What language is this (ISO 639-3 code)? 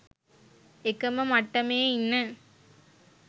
sin